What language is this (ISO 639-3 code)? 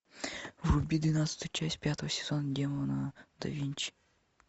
rus